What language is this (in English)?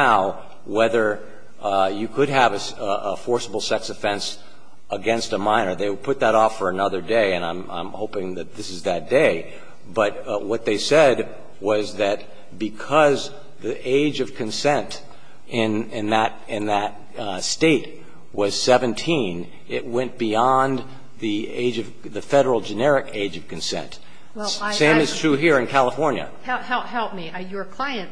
English